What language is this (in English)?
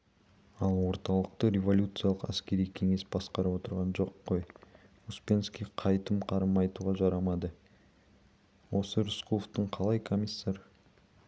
Kazakh